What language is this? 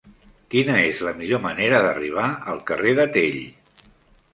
Catalan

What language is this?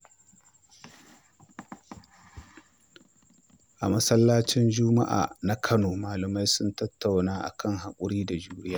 Hausa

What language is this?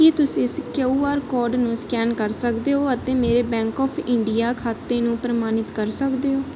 Punjabi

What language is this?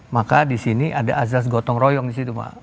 Indonesian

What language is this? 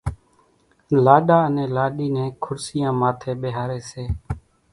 Kachi Koli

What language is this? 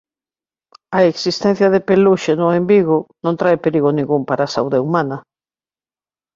Galician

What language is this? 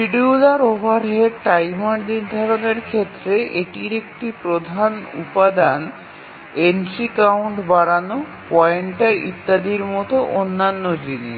Bangla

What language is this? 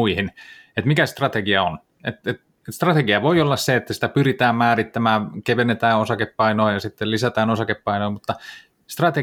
Finnish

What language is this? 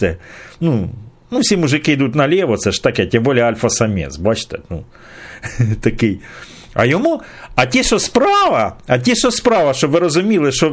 Ukrainian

